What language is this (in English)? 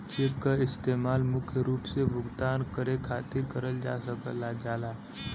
Bhojpuri